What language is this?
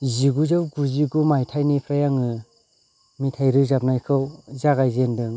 Bodo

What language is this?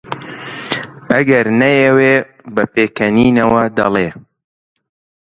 Central Kurdish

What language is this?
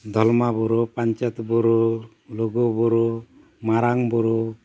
Santali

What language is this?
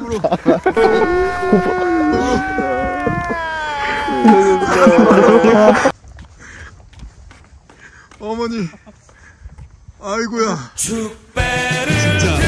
Korean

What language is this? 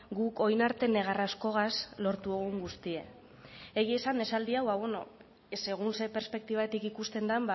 Basque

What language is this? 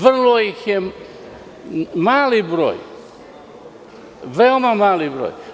Serbian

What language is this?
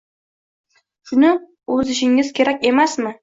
Uzbek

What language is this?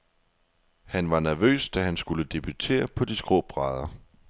Danish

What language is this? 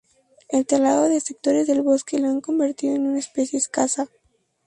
Spanish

